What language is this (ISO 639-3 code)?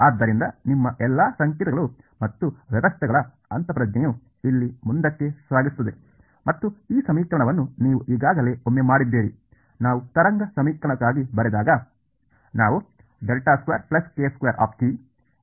kan